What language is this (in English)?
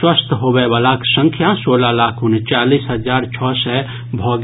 Maithili